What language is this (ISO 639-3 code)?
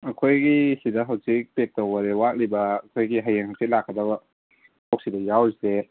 mni